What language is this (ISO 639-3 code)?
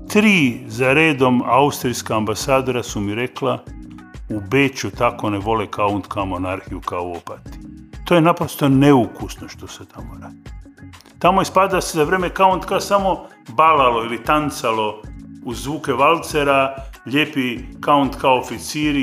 hrv